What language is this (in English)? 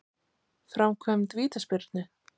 Icelandic